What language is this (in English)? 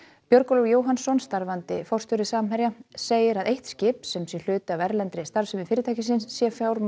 Icelandic